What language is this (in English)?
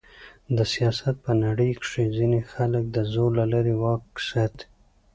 Pashto